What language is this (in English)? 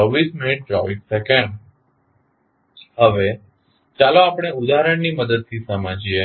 Gujarati